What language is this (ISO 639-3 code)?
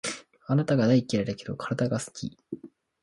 jpn